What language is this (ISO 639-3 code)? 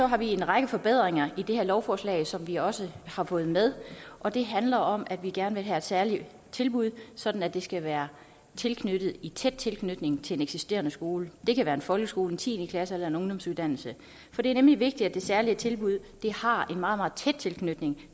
dan